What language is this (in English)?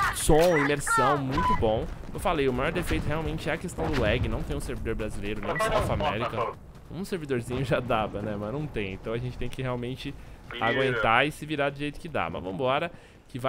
Portuguese